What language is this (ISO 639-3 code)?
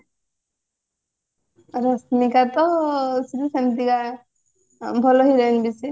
ori